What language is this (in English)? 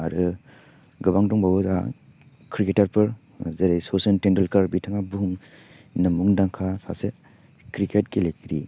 Bodo